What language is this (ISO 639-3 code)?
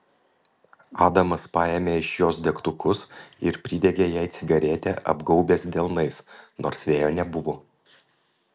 lit